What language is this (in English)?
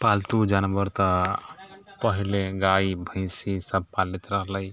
Maithili